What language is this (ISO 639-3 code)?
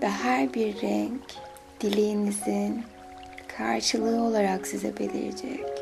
tur